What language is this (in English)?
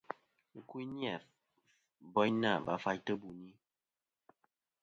Kom